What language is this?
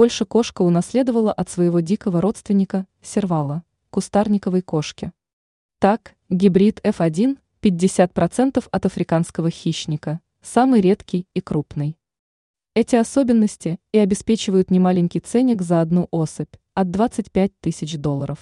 Russian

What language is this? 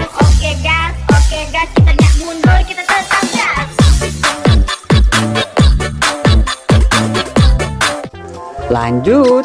Indonesian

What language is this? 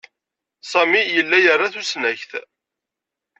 Kabyle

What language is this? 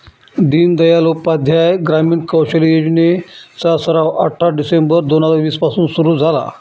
Marathi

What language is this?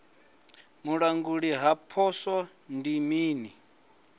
Venda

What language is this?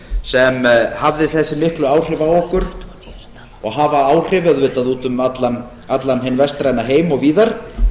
Icelandic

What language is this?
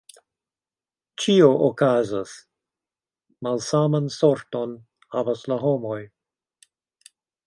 Esperanto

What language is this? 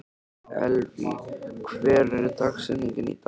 Icelandic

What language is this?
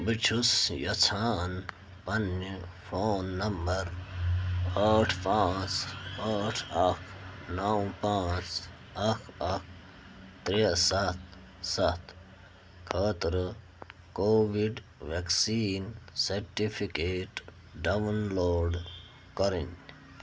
Kashmiri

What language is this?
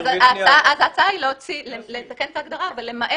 Hebrew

